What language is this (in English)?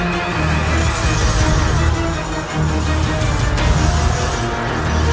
Indonesian